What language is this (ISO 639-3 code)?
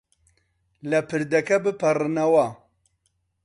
ckb